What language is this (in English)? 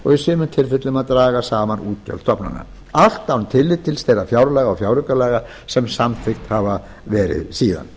Icelandic